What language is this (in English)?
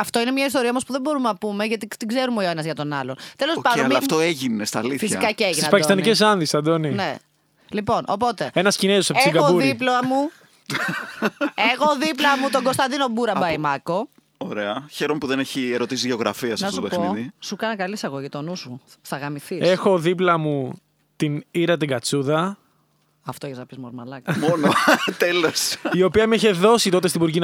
Greek